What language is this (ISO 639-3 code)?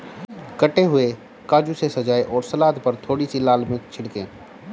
hin